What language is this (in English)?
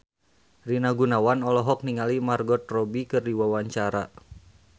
Sundanese